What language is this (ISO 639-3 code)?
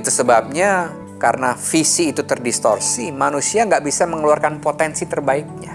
ind